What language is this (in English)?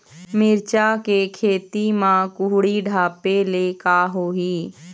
Chhattisgarhi